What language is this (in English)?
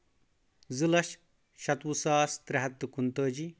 Kashmiri